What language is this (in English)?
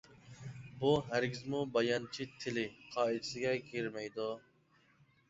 Uyghur